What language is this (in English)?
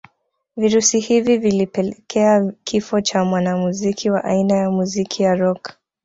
Swahili